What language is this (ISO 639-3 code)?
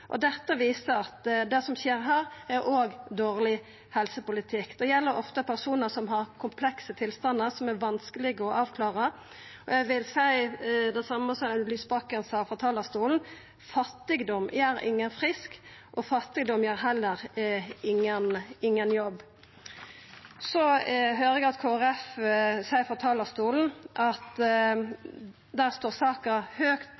nno